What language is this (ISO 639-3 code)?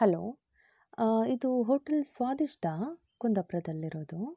kan